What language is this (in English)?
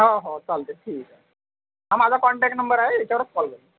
Marathi